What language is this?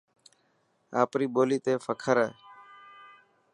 Dhatki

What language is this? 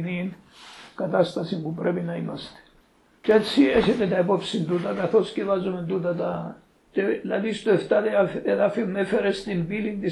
Greek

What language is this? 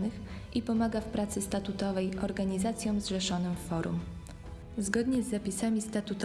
Polish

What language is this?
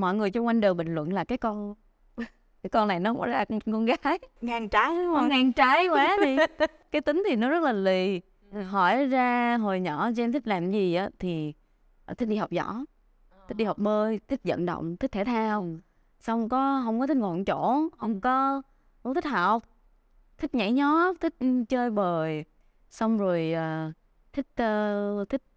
Vietnamese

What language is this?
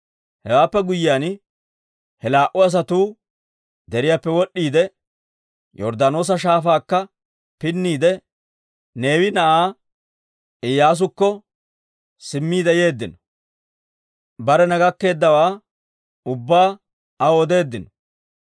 Dawro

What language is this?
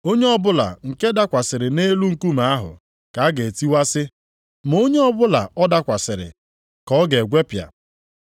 Igbo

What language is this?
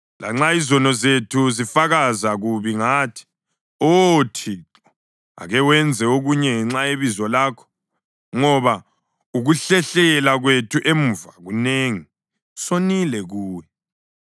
North Ndebele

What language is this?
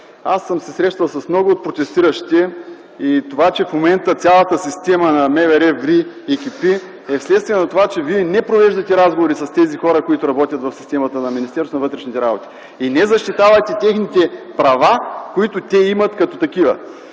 Bulgarian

